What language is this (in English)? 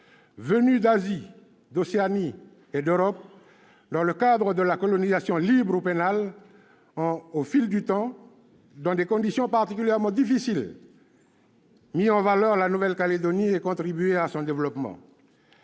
French